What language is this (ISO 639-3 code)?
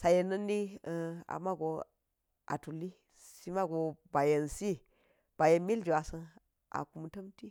gyz